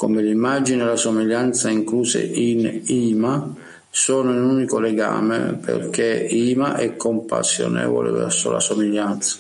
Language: Italian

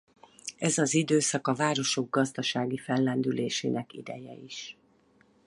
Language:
Hungarian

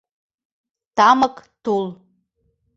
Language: Mari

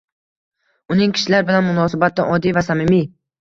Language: Uzbek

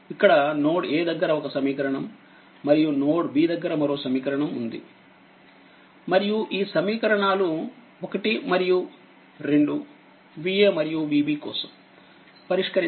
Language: Telugu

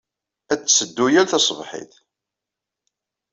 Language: Kabyle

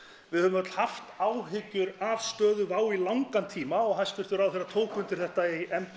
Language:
Icelandic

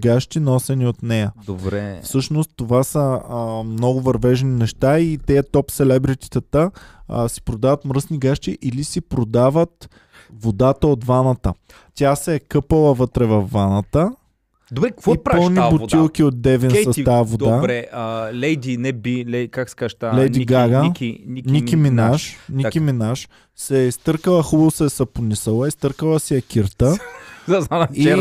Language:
Bulgarian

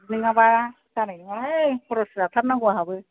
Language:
Bodo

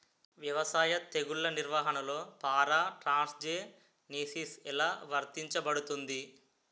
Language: Telugu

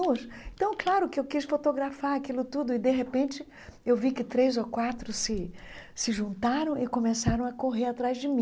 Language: Portuguese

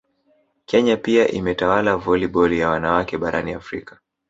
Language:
Swahili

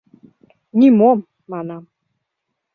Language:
Mari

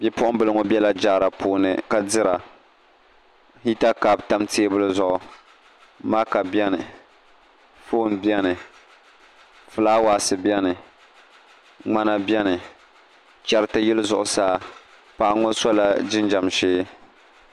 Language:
Dagbani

